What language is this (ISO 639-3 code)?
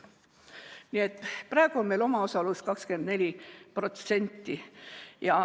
est